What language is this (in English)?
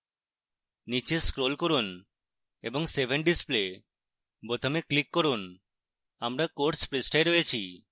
Bangla